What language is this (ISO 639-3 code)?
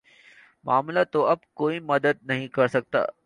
urd